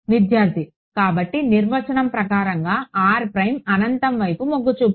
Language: Telugu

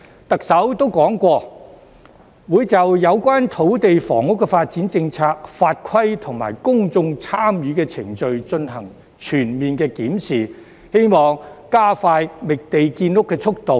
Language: Cantonese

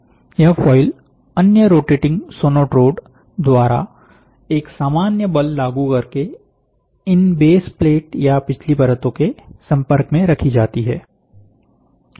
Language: Hindi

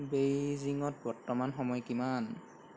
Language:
Assamese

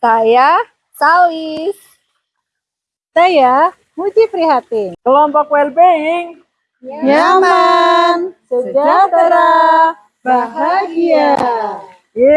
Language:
Indonesian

